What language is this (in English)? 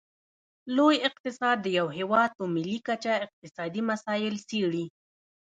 Pashto